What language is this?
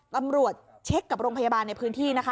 Thai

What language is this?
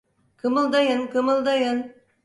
Turkish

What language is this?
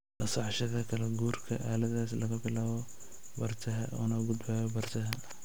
Somali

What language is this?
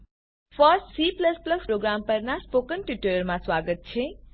Gujarati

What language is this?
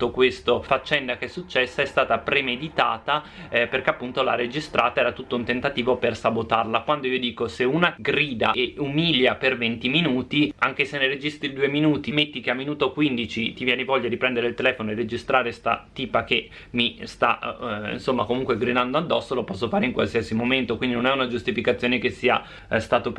Italian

